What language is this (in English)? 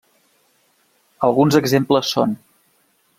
Catalan